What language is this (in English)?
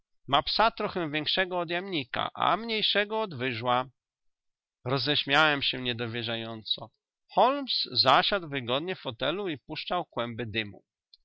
Polish